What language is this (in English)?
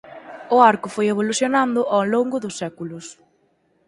Galician